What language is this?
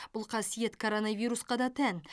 Kazakh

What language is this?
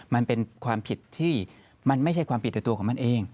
Thai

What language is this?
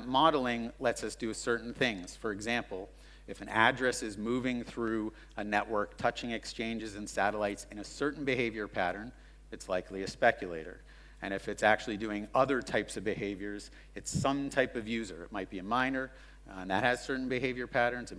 English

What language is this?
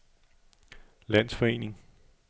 Danish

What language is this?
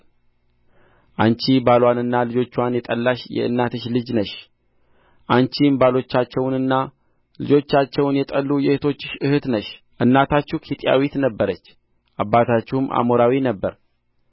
Amharic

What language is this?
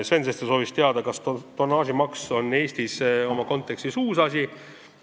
Estonian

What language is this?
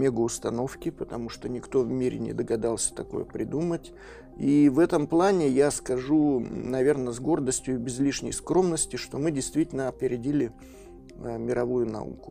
Russian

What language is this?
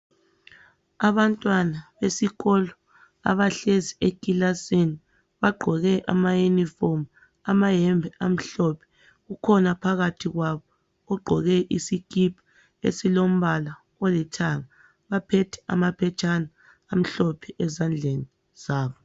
North Ndebele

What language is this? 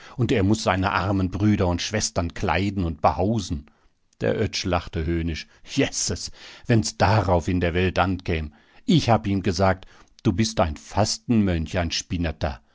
German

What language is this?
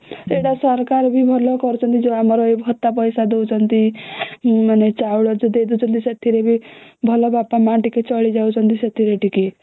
Odia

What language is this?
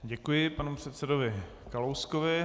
Czech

